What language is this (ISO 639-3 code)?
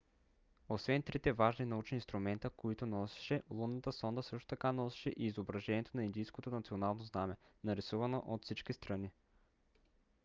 bul